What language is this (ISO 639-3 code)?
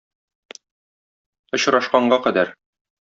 tat